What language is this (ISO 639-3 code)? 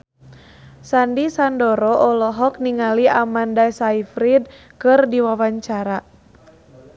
sun